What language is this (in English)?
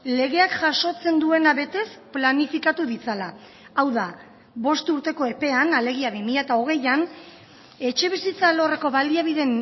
Basque